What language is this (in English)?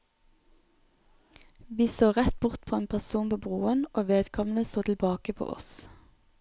Norwegian